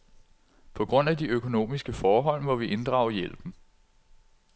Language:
Danish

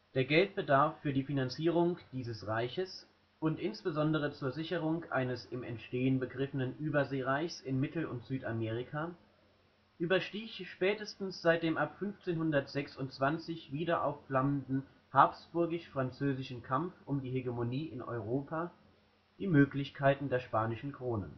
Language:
German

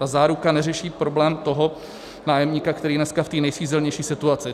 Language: Czech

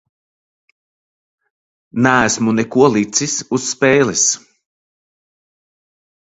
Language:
Latvian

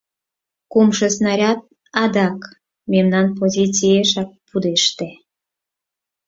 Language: Mari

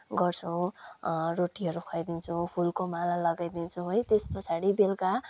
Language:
Nepali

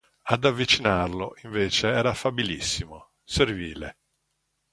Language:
Italian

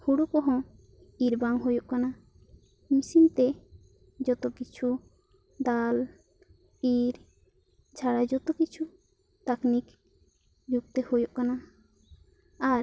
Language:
Santali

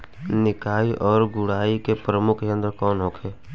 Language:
Bhojpuri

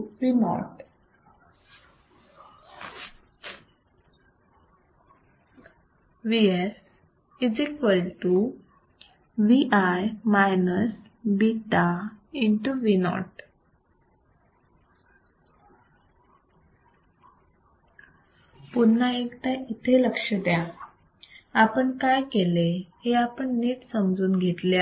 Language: Marathi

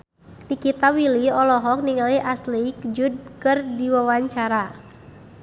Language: Sundanese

